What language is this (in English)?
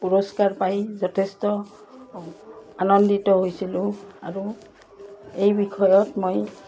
Assamese